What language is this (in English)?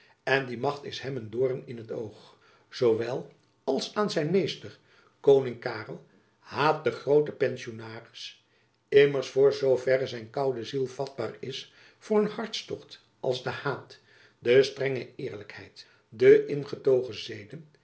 Dutch